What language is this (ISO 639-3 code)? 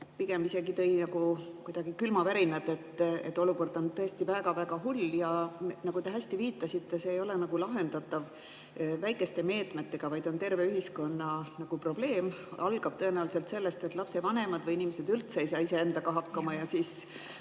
est